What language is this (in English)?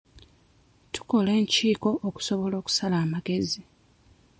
Ganda